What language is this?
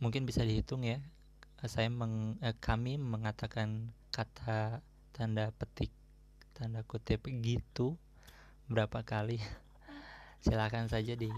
Indonesian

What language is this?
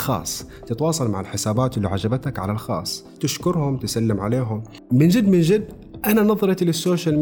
Arabic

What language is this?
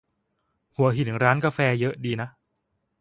Thai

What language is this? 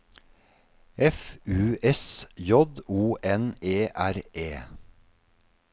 Norwegian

